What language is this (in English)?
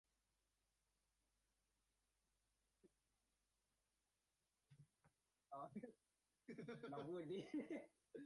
Thai